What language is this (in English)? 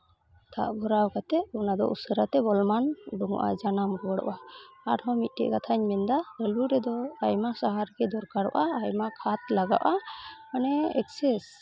Santali